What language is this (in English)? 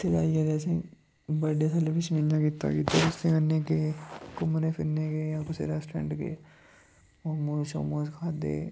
Dogri